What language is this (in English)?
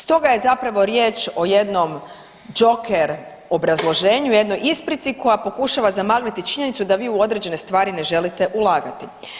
Croatian